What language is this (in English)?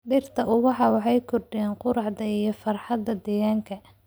Somali